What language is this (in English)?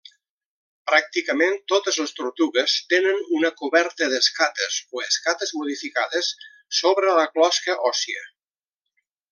Catalan